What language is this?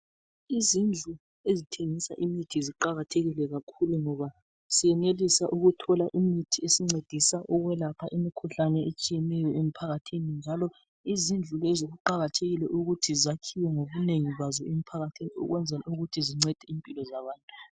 North Ndebele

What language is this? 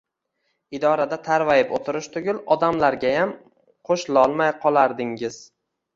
Uzbek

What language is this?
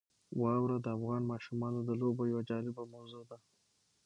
Pashto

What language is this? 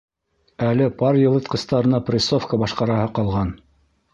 Bashkir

